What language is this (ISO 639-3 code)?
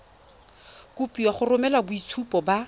tsn